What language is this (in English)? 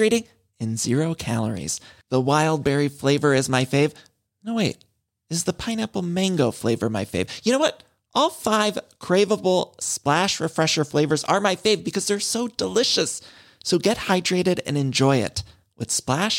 Filipino